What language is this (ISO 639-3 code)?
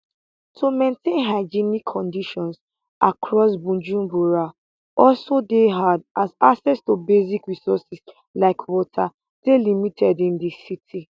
pcm